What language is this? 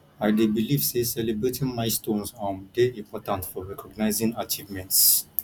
Nigerian Pidgin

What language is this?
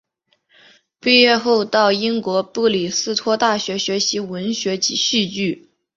Chinese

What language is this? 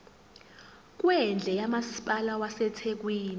Zulu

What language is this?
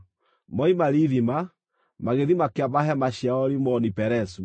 Kikuyu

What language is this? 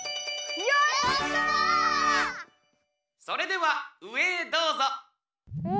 Japanese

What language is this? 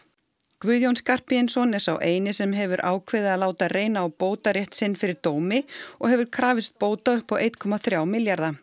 Icelandic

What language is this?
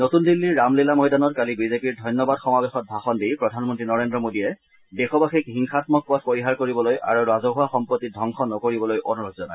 Assamese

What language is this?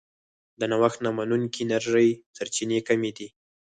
Pashto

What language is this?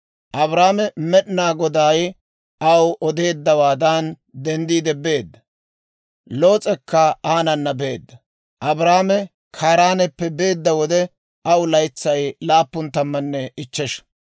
Dawro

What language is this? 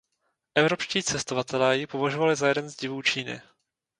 Czech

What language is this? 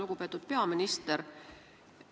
Estonian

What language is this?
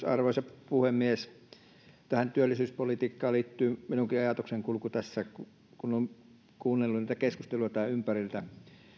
Finnish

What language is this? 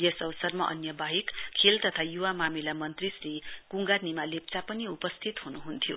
Nepali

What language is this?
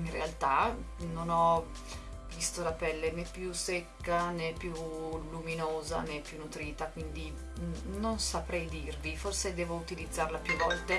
Italian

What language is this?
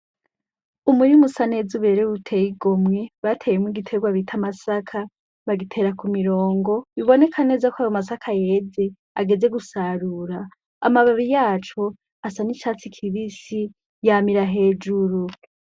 Rundi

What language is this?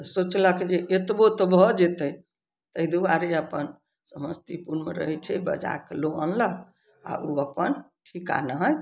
Maithili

